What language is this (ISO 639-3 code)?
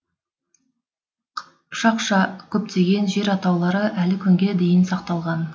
kaz